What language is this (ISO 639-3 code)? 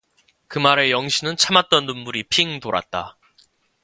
kor